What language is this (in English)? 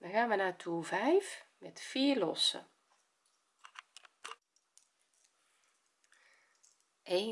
Dutch